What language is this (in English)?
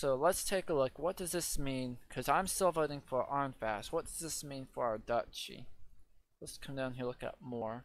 English